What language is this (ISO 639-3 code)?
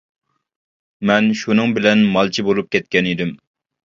uig